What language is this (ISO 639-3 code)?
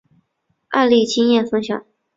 zho